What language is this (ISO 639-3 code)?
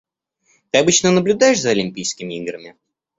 rus